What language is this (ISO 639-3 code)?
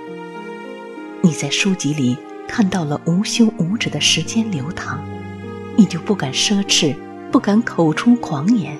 zho